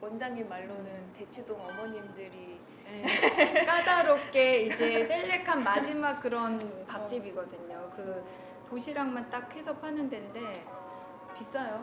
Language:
Korean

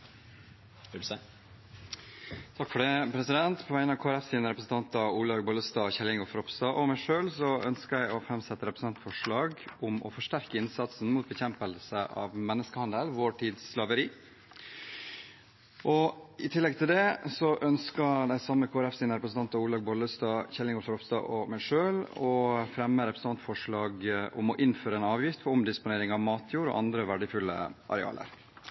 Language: Norwegian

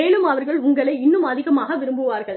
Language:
Tamil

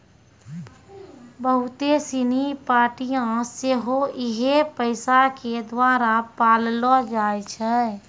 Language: Maithili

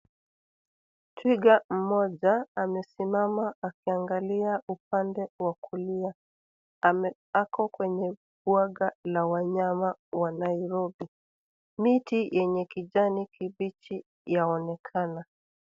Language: Swahili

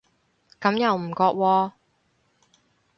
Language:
Cantonese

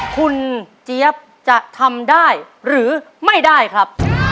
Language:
Thai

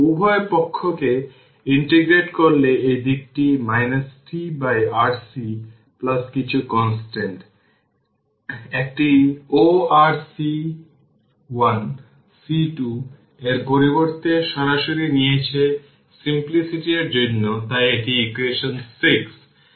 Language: Bangla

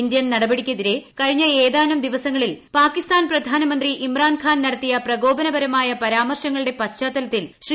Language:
Malayalam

